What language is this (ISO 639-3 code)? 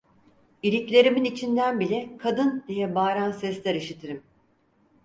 tur